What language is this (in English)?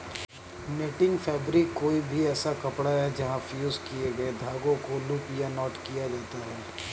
Hindi